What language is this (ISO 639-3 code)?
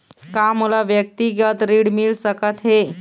hne